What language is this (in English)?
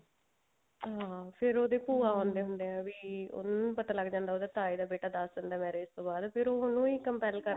Punjabi